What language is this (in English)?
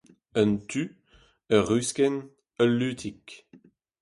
Breton